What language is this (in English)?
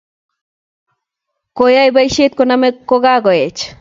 Kalenjin